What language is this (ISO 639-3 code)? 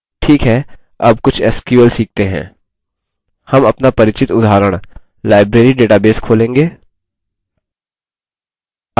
hin